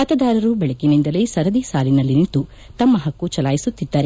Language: Kannada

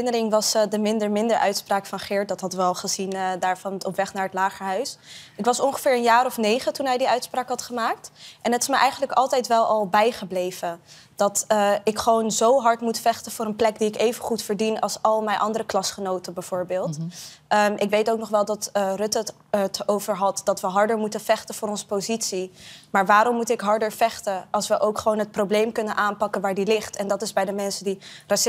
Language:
Dutch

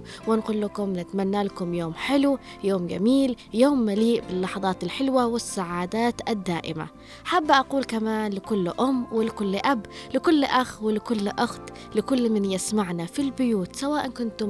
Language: Arabic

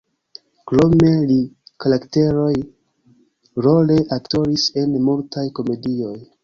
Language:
Esperanto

